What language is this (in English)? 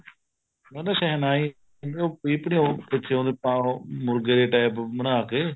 Punjabi